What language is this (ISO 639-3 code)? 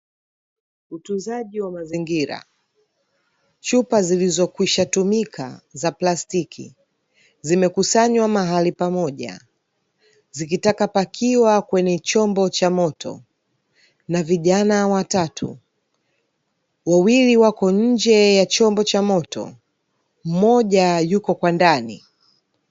swa